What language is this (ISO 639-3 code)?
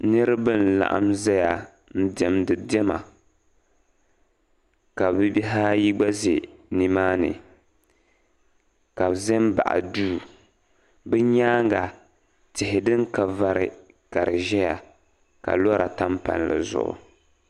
dag